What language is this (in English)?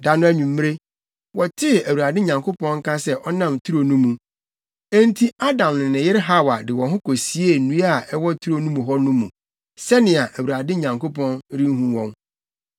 Akan